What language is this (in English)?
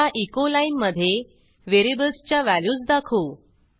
Marathi